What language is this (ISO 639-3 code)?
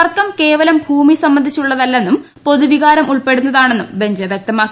mal